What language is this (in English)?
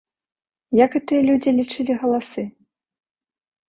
Belarusian